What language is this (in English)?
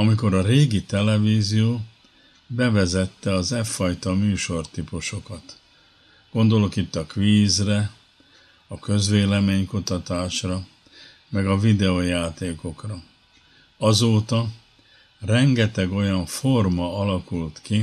Hungarian